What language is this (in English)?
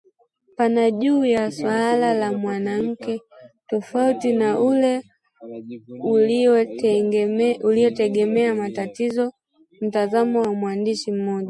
Swahili